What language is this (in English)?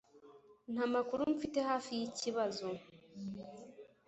Kinyarwanda